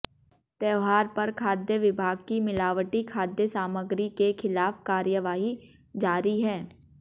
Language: Hindi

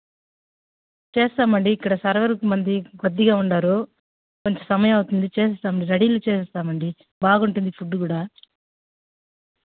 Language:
Telugu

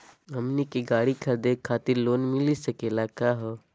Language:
Magahi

